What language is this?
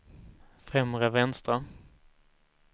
Swedish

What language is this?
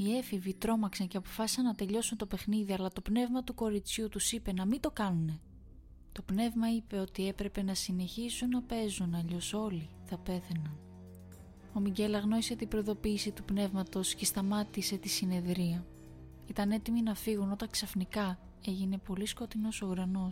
Greek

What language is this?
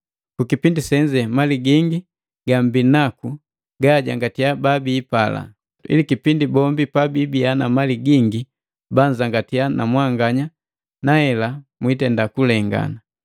Matengo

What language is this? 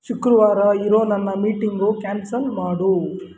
Kannada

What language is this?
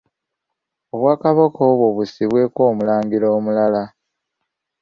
Ganda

